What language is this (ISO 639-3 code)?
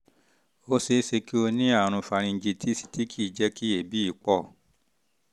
yor